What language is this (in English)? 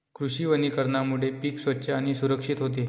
Marathi